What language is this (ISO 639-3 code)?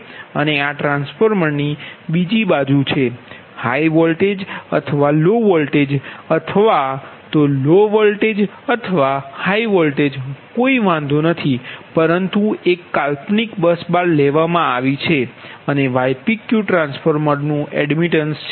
guj